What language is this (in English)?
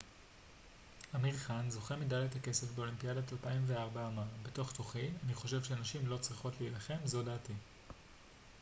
Hebrew